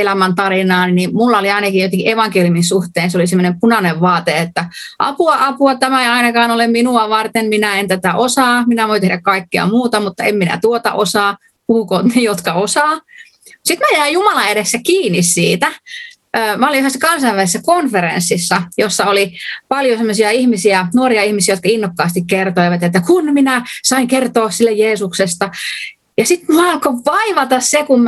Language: Finnish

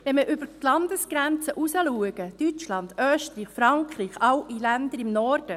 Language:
Swiss German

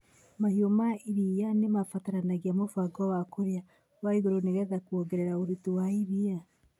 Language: Kikuyu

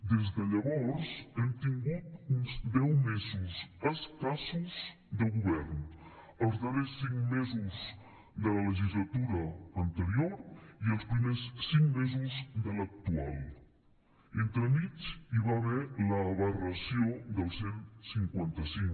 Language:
Catalan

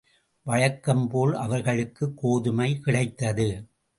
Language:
Tamil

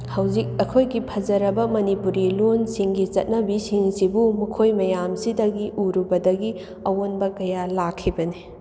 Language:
Manipuri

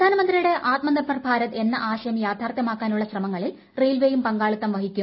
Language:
Malayalam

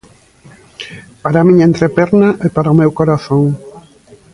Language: Galician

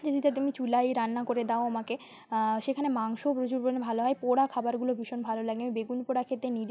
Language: Bangla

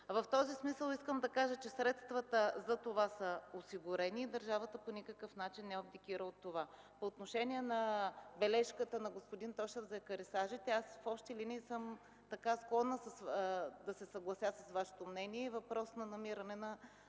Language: Bulgarian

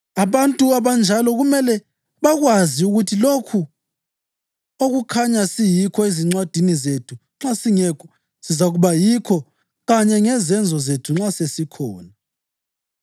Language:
North Ndebele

